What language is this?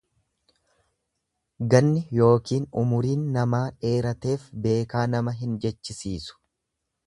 Oromo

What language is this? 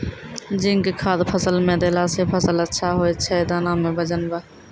Maithili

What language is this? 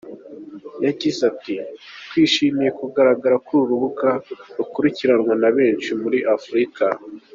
Kinyarwanda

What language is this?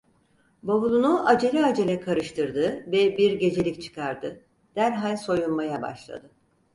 Turkish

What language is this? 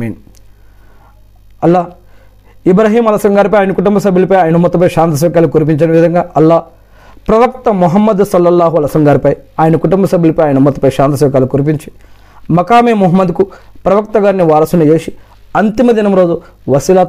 Telugu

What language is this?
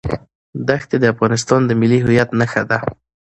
Pashto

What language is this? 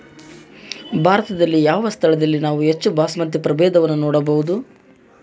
Kannada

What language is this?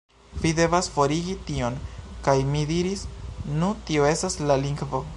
Esperanto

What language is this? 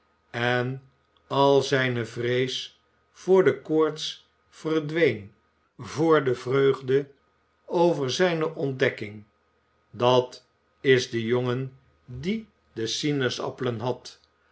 Dutch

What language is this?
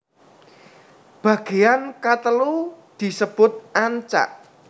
Javanese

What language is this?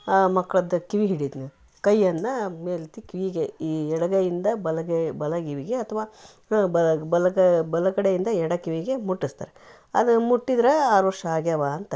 Kannada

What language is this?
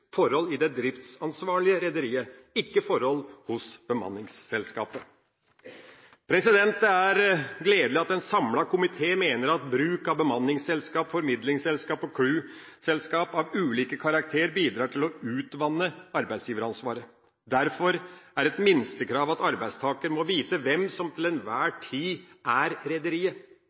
Norwegian Bokmål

